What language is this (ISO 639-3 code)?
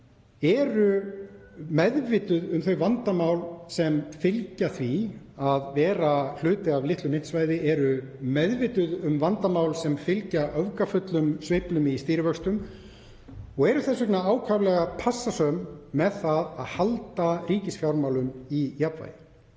isl